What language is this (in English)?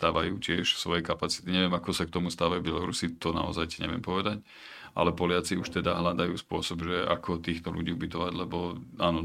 Slovak